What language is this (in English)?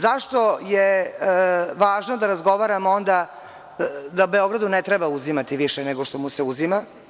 Serbian